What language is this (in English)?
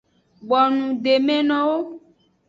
Aja (Benin)